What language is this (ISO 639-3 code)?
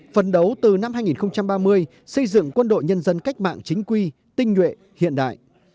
vie